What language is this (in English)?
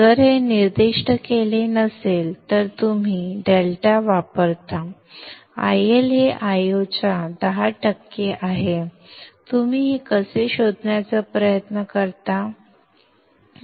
Marathi